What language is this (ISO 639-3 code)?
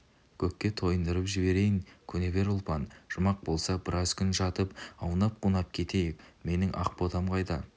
kaz